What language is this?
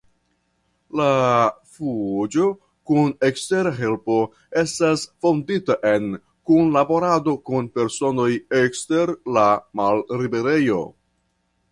Esperanto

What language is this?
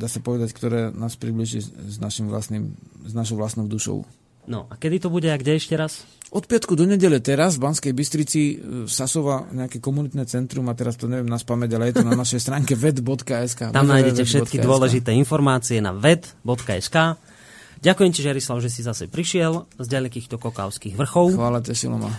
Slovak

